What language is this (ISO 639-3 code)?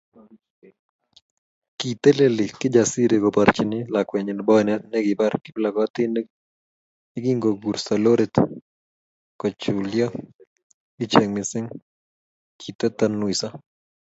kln